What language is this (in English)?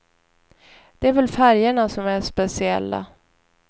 Swedish